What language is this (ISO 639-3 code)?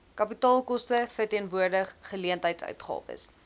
afr